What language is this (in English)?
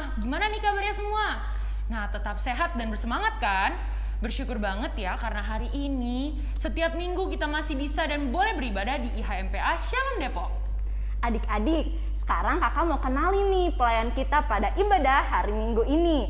Indonesian